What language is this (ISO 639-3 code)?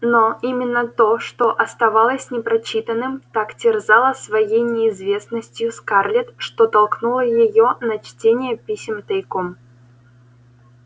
rus